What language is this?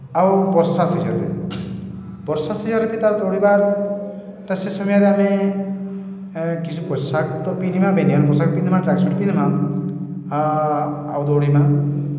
Odia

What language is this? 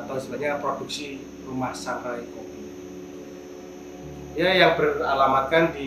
Indonesian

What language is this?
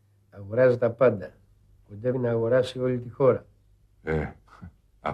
Greek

